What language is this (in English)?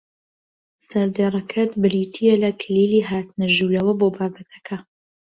Central Kurdish